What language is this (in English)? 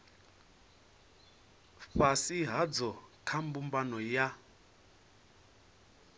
Venda